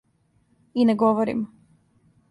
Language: Serbian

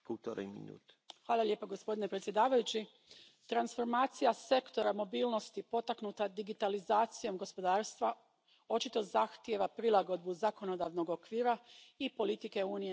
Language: Croatian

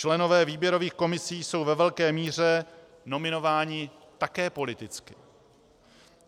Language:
Czech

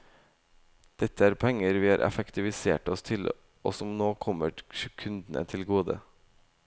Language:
Norwegian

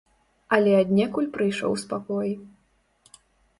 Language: Belarusian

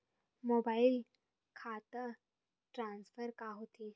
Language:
Chhattisgarhi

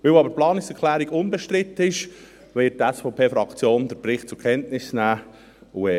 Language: Swiss German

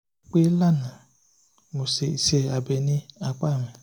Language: Yoruba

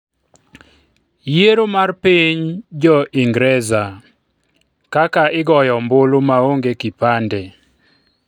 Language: Luo (Kenya and Tanzania)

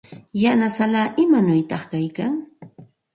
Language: Santa Ana de Tusi Pasco Quechua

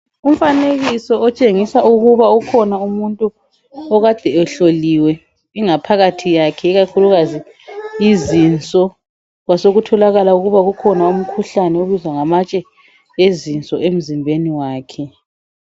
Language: North Ndebele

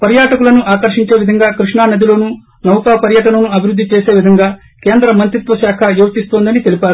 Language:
Telugu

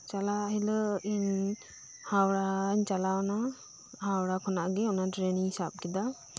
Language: Santali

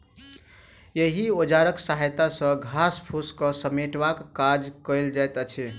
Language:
Maithili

